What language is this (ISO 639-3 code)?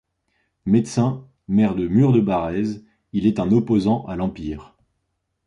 fra